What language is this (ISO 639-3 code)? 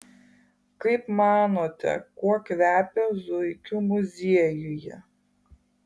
lit